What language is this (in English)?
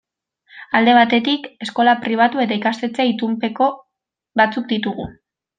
Basque